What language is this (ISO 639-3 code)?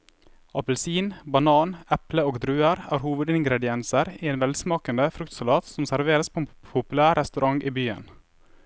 nor